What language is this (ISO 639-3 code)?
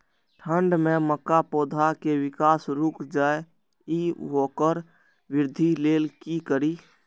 mai